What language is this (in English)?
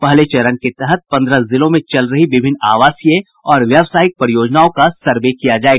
Hindi